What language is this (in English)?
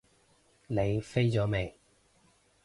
Cantonese